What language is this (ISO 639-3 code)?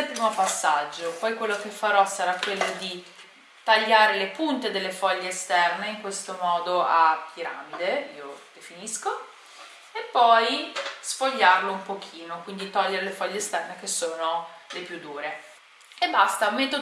ita